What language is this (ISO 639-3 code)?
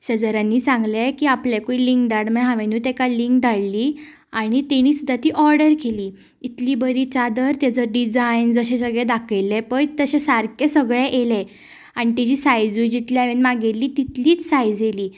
kok